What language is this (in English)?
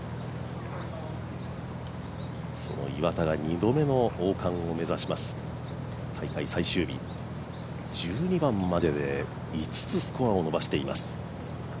Japanese